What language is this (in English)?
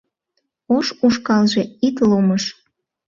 Mari